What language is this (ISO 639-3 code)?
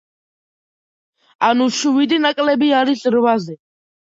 kat